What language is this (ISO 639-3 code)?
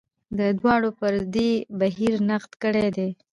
pus